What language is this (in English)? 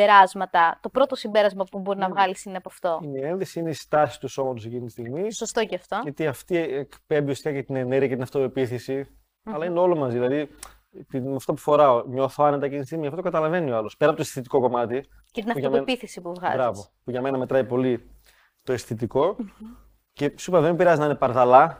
Greek